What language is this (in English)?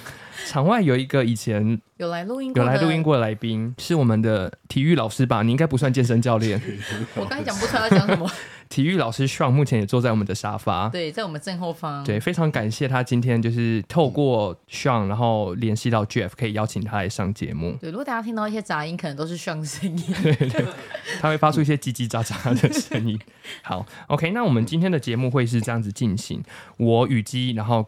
Chinese